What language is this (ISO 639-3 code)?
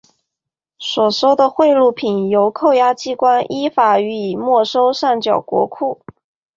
zho